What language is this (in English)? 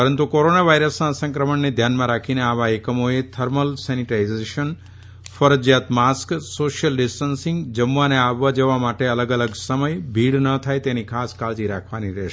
Gujarati